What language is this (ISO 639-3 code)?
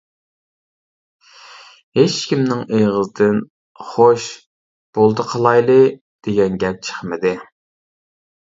uig